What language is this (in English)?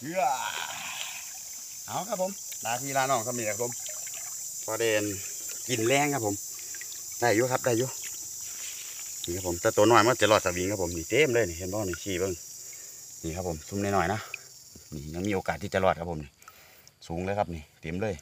Thai